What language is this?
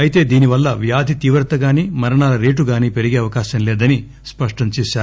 Telugu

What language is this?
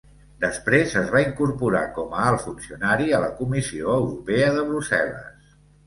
Catalan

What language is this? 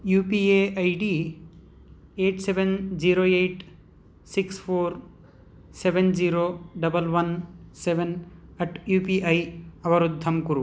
Sanskrit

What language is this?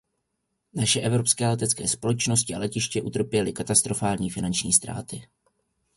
Czech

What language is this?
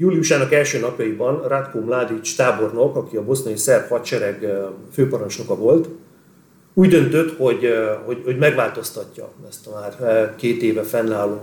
Hungarian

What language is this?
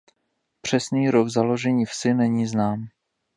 Czech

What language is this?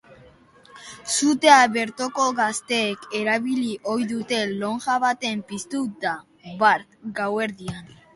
Basque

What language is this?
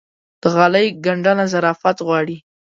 Pashto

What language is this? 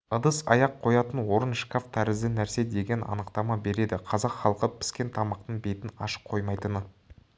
Kazakh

